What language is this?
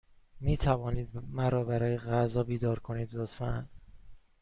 Persian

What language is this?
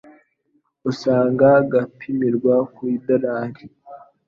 Kinyarwanda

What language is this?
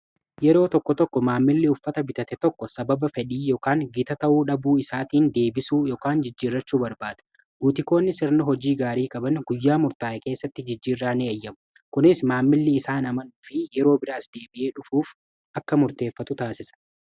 Oromo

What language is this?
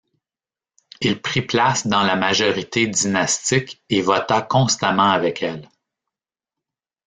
French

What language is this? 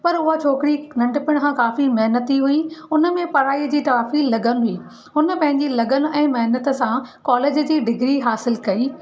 Sindhi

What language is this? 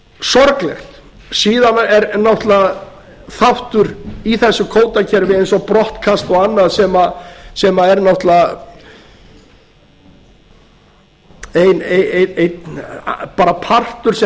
Icelandic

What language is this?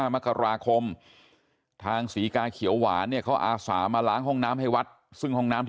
Thai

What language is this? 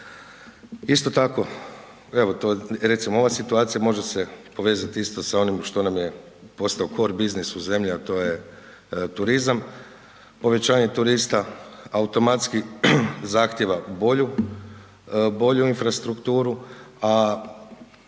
Croatian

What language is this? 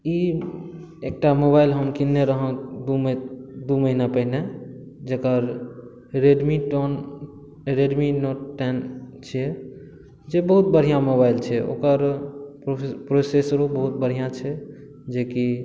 Maithili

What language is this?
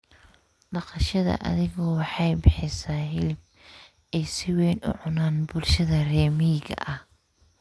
Somali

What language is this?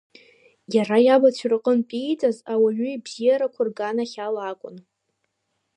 Abkhazian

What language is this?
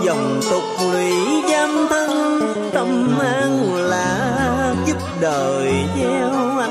Vietnamese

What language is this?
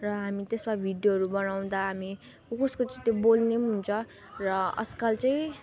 Nepali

